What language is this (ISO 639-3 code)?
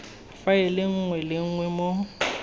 tsn